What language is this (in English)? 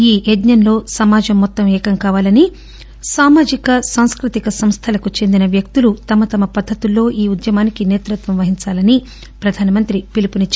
Telugu